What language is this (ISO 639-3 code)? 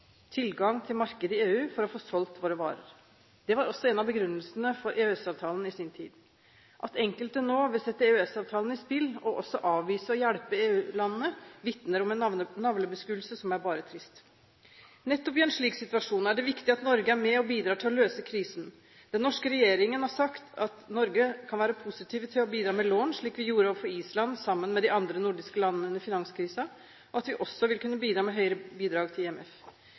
nob